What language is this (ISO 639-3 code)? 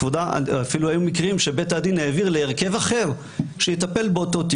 heb